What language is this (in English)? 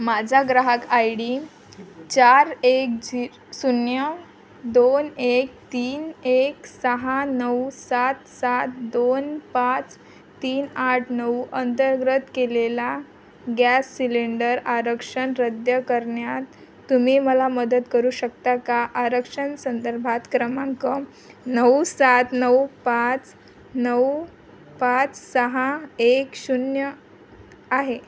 Marathi